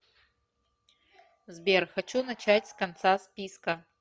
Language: Russian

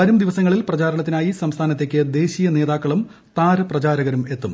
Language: Malayalam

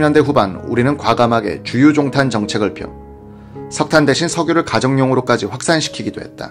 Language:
Korean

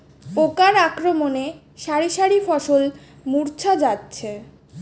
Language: Bangla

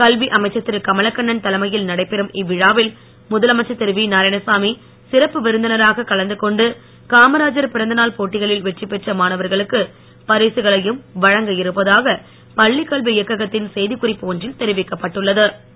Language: Tamil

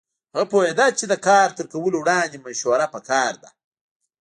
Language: Pashto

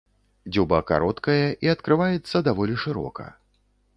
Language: Belarusian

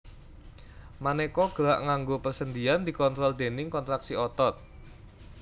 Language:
Javanese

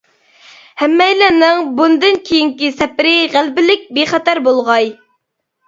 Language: Uyghur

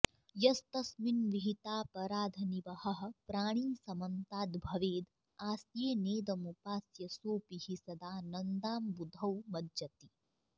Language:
Sanskrit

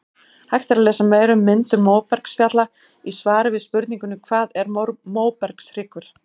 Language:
Icelandic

